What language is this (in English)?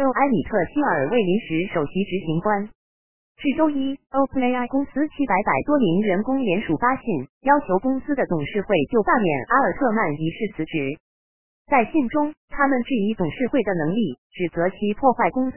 Chinese